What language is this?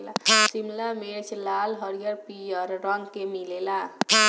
Bhojpuri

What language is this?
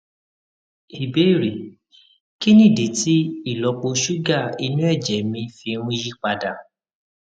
Yoruba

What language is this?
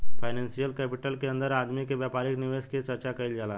Bhojpuri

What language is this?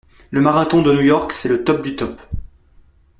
French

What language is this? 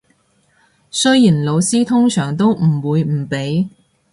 Cantonese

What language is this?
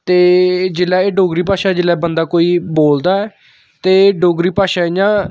Dogri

